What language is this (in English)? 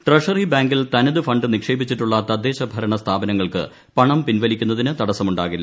Malayalam